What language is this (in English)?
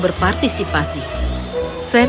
Indonesian